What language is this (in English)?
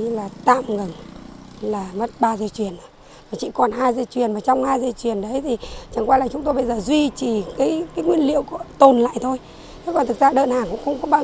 Vietnamese